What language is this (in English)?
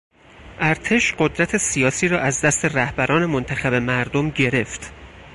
Persian